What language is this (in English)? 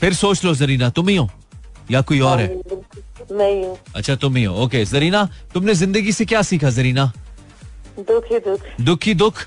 Hindi